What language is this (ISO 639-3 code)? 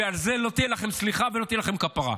heb